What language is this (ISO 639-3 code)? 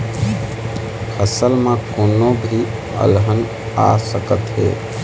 hne